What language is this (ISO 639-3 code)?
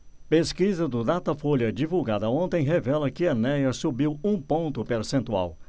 por